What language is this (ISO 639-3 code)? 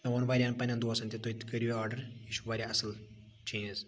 kas